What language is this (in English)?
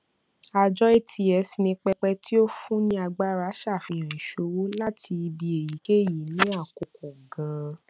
Yoruba